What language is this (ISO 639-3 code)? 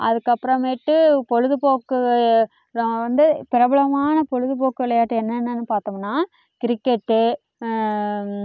tam